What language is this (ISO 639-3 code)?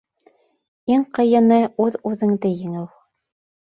bak